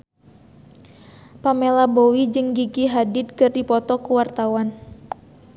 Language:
Sundanese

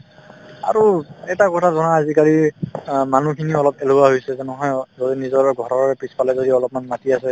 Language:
Assamese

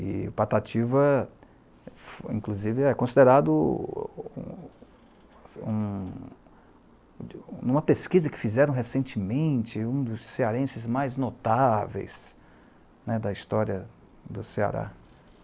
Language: Portuguese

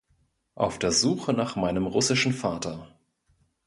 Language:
German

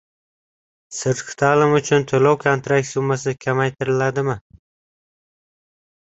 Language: Uzbek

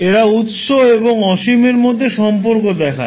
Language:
Bangla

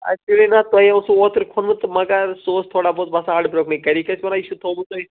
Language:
Kashmiri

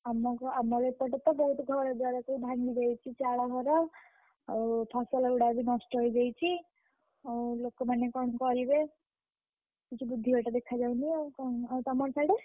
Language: Odia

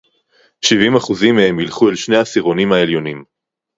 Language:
Hebrew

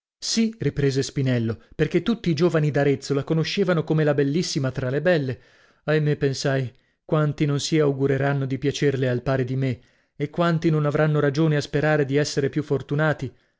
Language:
Italian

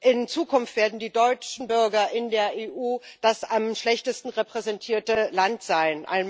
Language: German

